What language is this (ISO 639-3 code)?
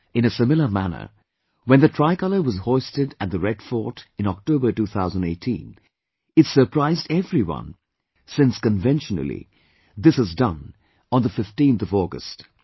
eng